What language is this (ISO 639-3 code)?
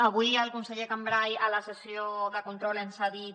cat